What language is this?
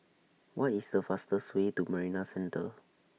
English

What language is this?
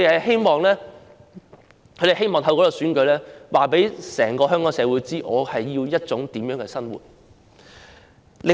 Cantonese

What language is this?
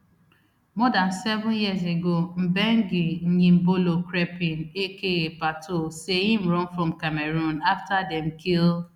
Nigerian Pidgin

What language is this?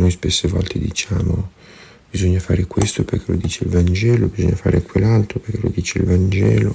Italian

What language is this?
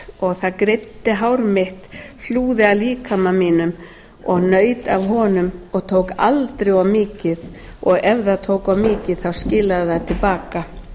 Icelandic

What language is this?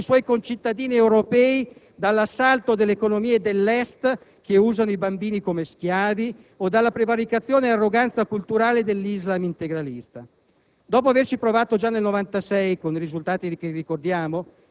Italian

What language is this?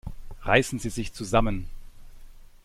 German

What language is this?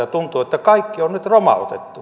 Finnish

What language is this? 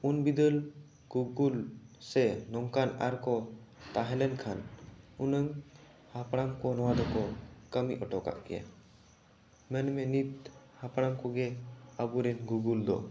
Santali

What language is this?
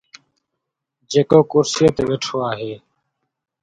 Sindhi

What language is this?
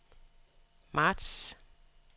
Danish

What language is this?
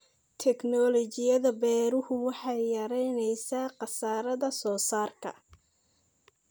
Somali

